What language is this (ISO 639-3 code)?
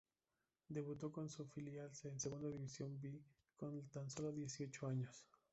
spa